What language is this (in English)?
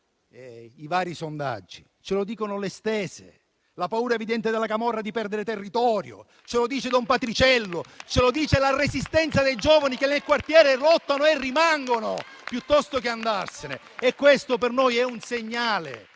Italian